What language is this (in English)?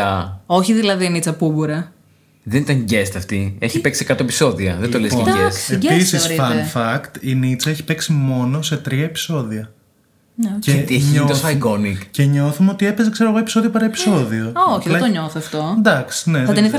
Greek